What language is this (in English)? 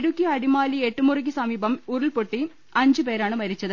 Malayalam